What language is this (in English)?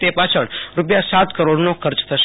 Gujarati